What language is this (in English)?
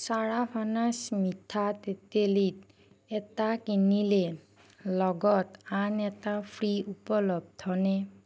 Assamese